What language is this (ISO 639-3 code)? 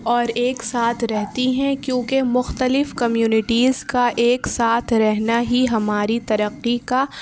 urd